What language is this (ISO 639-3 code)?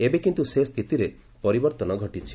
ori